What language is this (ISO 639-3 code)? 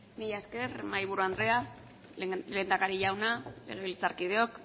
eus